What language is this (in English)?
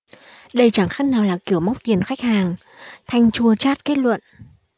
Vietnamese